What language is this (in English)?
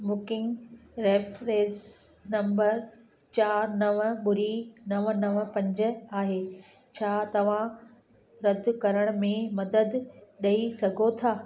Sindhi